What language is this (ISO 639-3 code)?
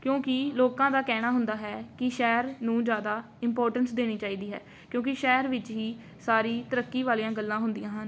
pan